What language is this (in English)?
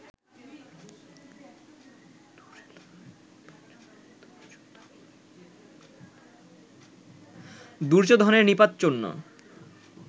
Bangla